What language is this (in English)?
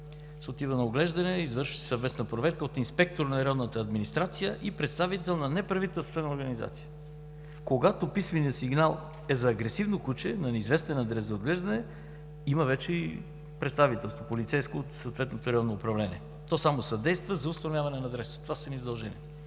Bulgarian